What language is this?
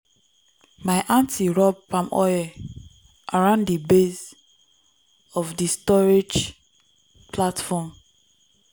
Nigerian Pidgin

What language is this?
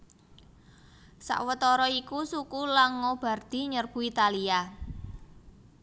Javanese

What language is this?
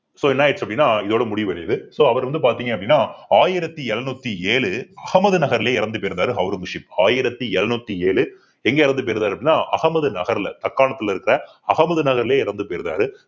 Tamil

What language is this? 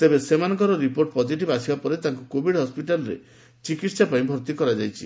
Odia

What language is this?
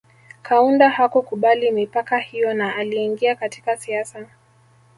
Swahili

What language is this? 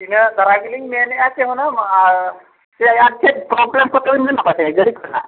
Santali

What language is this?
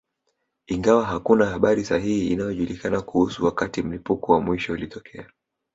Swahili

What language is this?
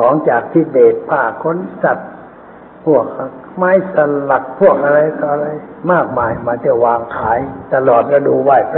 Thai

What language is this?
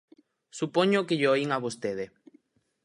Galician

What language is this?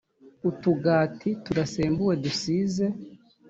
Kinyarwanda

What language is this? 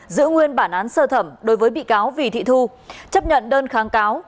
Vietnamese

